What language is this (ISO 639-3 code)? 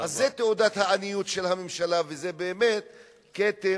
heb